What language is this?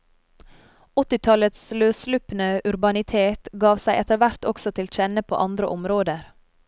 Norwegian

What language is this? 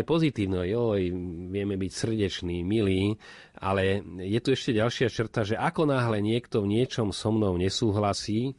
Slovak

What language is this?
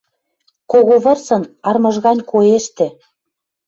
Western Mari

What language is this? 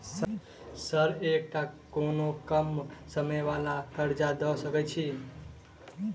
Maithili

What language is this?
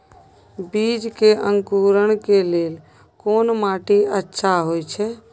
Maithili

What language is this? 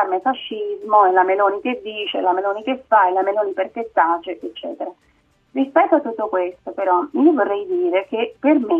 Italian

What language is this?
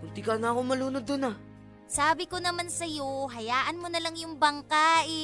Filipino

